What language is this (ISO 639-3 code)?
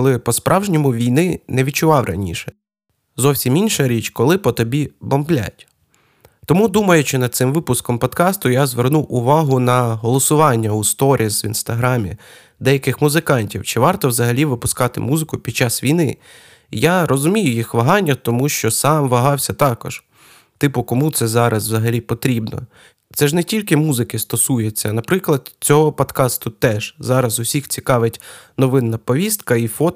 ukr